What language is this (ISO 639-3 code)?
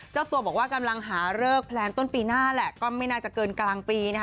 tha